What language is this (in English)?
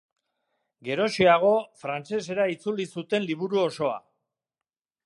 Basque